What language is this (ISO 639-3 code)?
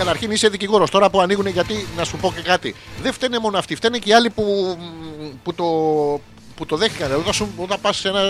ell